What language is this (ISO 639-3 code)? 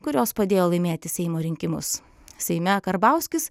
lit